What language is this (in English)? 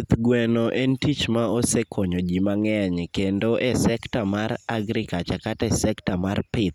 Luo (Kenya and Tanzania)